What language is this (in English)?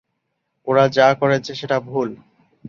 Bangla